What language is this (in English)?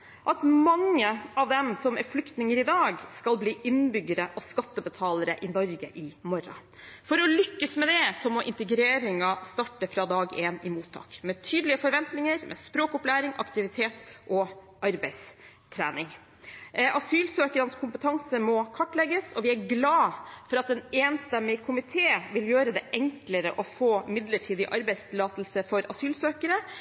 Norwegian Bokmål